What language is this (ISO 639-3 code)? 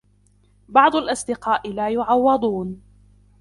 ara